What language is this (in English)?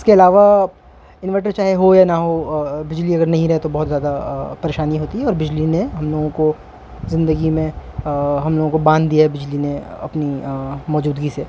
Urdu